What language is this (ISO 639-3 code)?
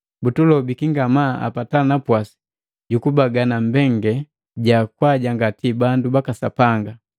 mgv